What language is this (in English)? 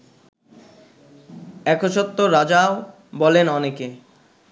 Bangla